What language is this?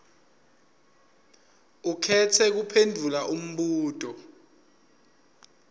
Swati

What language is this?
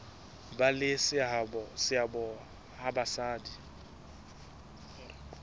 Southern Sotho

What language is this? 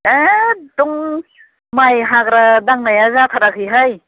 Bodo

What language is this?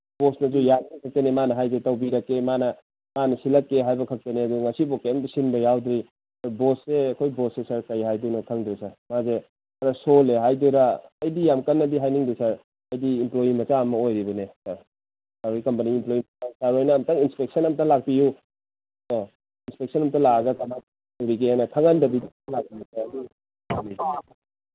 Manipuri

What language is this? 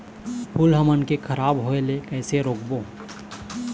Chhattisgarhi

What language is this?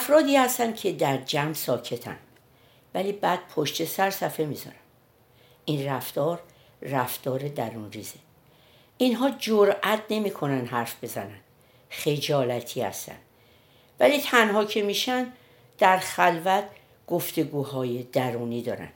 Persian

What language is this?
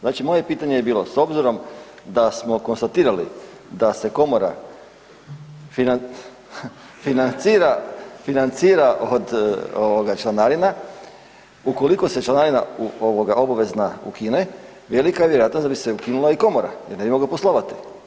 Croatian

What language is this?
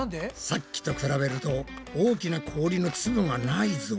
Japanese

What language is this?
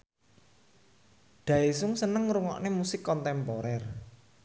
Javanese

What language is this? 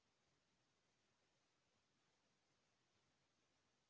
Chhattisgarhi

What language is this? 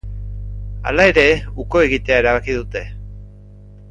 Basque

